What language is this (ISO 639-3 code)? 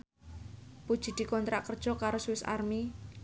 jav